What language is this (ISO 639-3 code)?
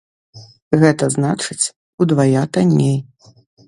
bel